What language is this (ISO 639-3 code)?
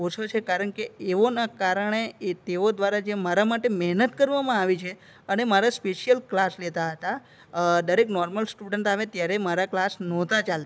guj